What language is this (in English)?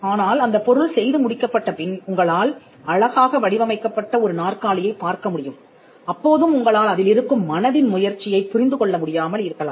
Tamil